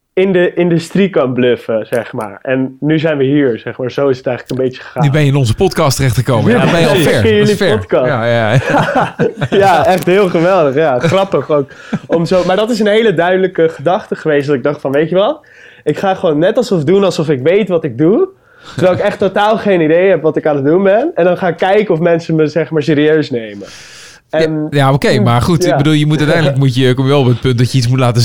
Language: Dutch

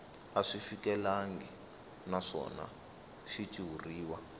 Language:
Tsonga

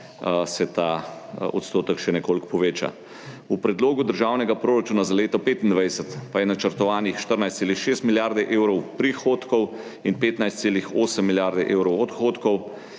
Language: Slovenian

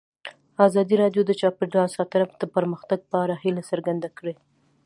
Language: Pashto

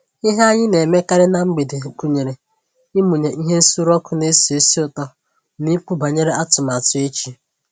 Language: Igbo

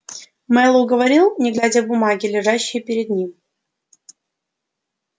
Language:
Russian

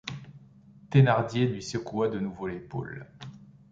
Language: French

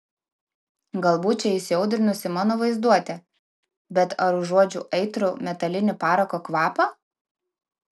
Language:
Lithuanian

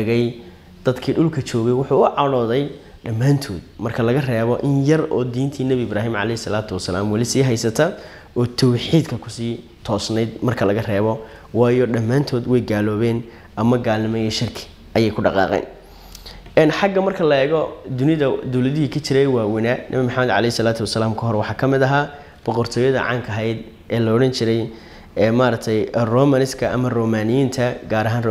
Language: Arabic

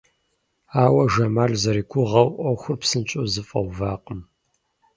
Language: Kabardian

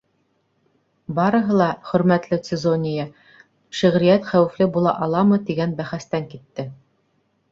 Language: Bashkir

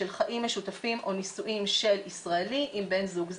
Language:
Hebrew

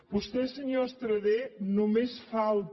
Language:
Catalan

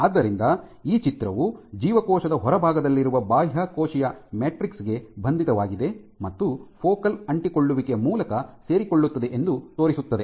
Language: Kannada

